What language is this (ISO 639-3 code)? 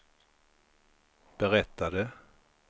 swe